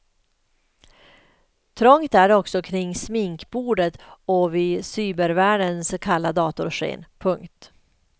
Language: Swedish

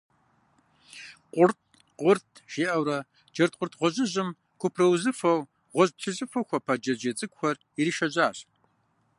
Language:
Kabardian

